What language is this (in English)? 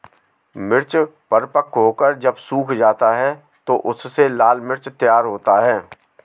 Hindi